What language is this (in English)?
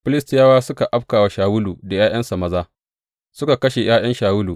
Hausa